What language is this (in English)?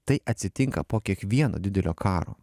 Lithuanian